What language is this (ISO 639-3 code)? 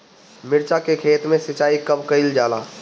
bho